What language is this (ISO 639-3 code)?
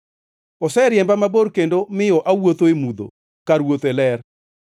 luo